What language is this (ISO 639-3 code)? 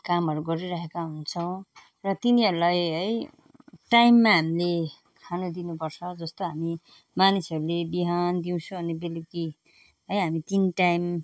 nep